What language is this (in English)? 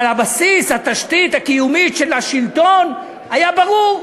Hebrew